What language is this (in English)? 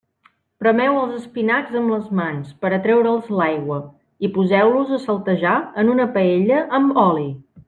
Catalan